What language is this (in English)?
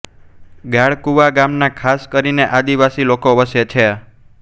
Gujarati